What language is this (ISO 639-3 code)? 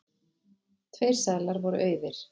isl